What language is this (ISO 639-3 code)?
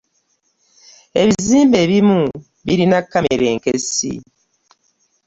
lug